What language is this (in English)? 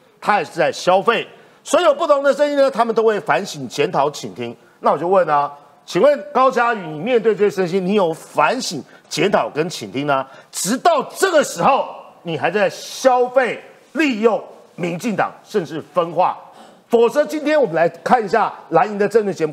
Chinese